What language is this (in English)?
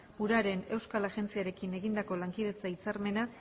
Basque